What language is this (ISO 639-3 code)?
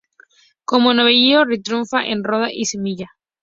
spa